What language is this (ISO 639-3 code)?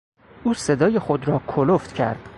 fas